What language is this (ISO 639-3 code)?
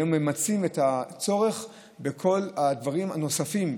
heb